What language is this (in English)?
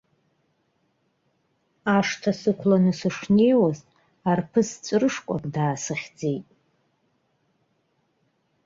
Abkhazian